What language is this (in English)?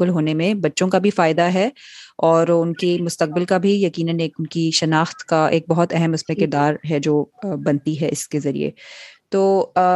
Urdu